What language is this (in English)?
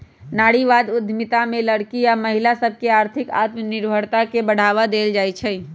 Magahi